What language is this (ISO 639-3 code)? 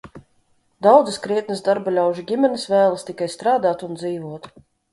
lav